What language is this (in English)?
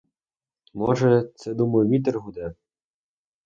Ukrainian